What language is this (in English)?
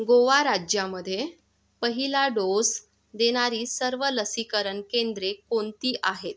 Marathi